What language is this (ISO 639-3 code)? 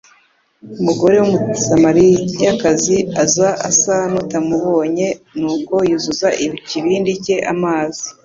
kin